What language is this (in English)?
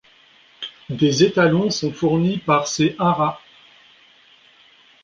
French